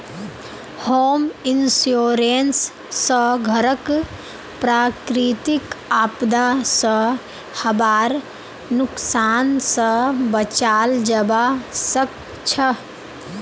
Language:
Magahi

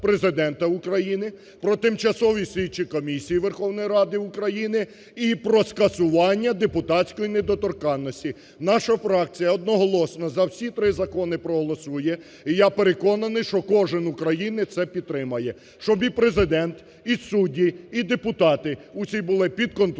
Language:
Ukrainian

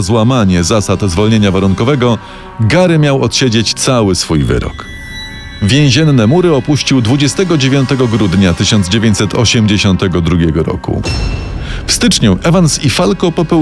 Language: Polish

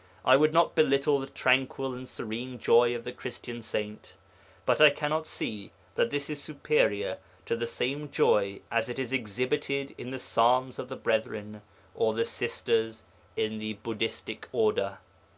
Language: English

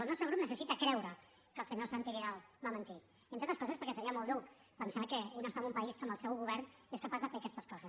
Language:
Catalan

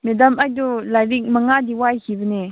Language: Manipuri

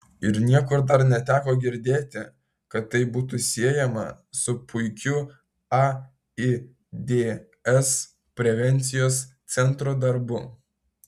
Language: Lithuanian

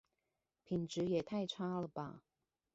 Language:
Chinese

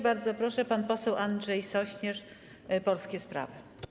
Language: Polish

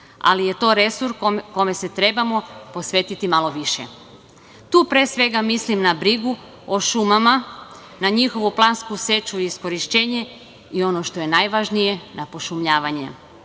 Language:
Serbian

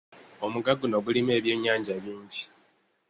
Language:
Ganda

